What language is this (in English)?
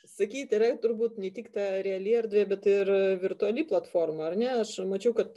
Lithuanian